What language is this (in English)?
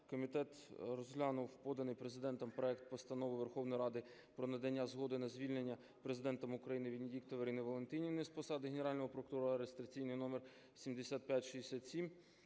Ukrainian